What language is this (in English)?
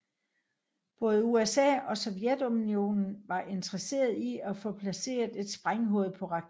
Danish